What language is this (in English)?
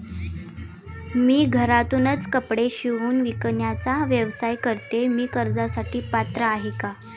Marathi